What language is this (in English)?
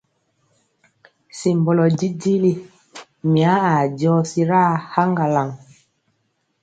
Mpiemo